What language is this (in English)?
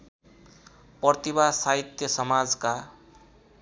Nepali